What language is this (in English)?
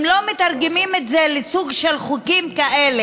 Hebrew